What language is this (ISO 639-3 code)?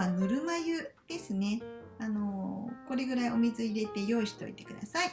jpn